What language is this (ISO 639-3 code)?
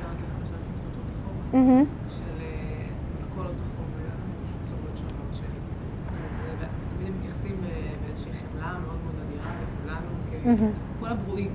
heb